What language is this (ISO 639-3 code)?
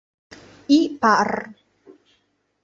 ita